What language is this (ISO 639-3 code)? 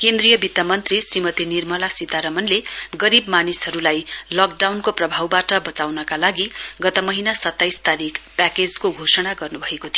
nep